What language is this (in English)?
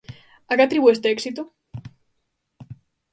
Galician